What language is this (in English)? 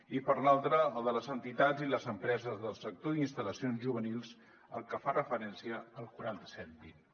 Catalan